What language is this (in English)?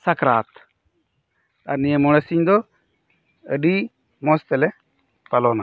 Santali